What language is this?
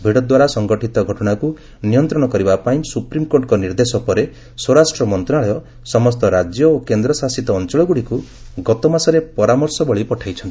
Odia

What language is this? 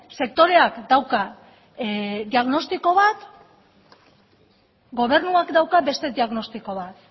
Basque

